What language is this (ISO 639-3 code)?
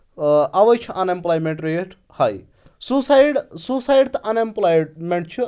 kas